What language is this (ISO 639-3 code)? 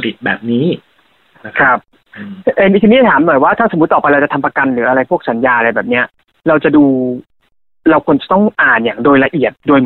tha